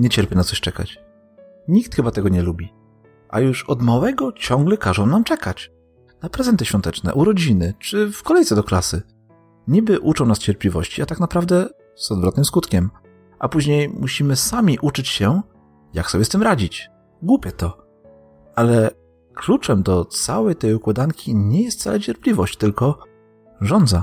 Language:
Polish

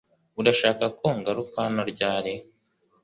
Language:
Kinyarwanda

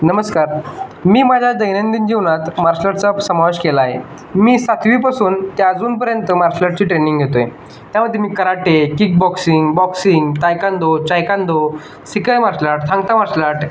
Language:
Marathi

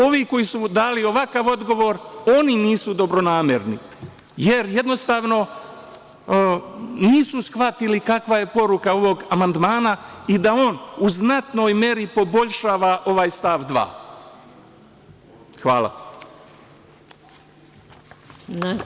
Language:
Serbian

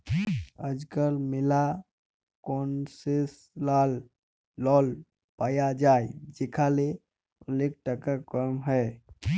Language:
Bangla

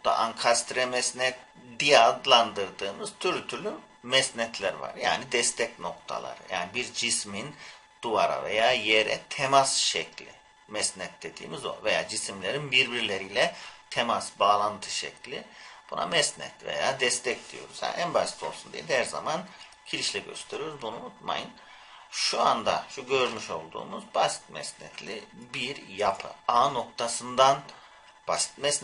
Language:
Turkish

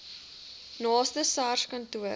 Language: Afrikaans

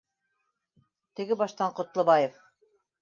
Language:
Bashkir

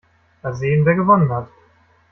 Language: German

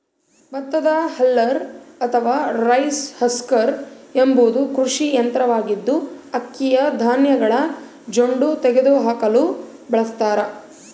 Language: Kannada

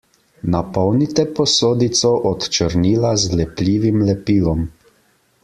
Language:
Slovenian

